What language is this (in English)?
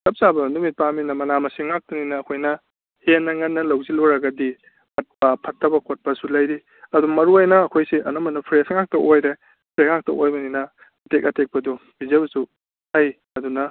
Manipuri